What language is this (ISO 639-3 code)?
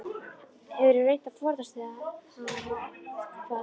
isl